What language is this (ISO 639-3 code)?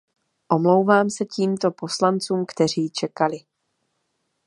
ces